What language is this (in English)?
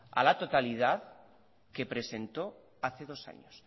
Spanish